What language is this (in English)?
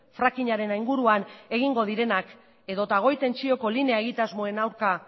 Basque